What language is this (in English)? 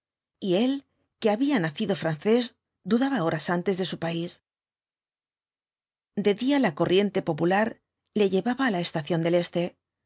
Spanish